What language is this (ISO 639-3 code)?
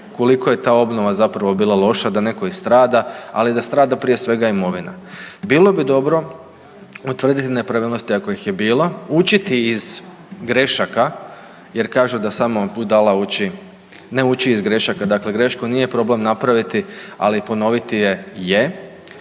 hrv